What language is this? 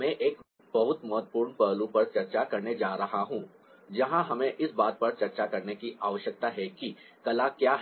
Hindi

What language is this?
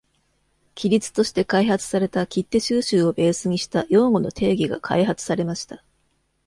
Japanese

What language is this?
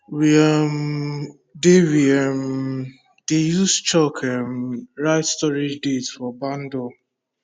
Nigerian Pidgin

